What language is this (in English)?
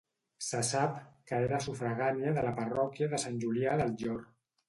Catalan